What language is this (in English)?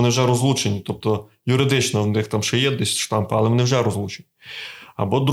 Ukrainian